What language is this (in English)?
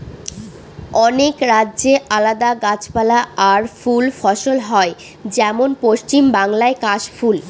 Bangla